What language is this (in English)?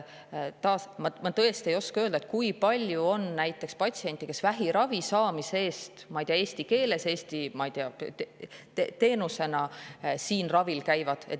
Estonian